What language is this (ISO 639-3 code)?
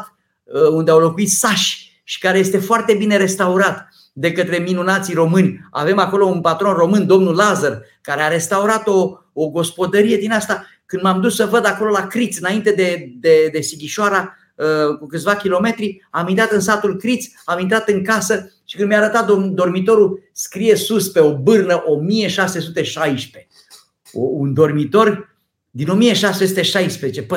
ron